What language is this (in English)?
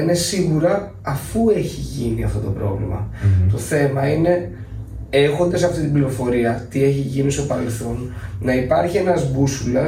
Greek